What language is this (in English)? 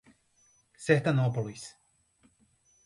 Portuguese